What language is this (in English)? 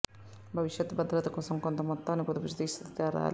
Telugu